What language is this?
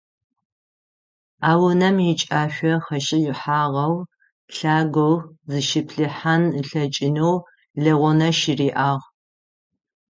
Adyghe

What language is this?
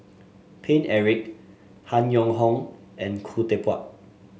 English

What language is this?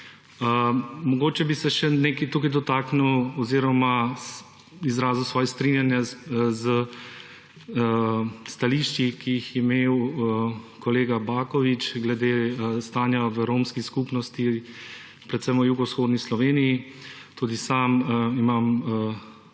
Slovenian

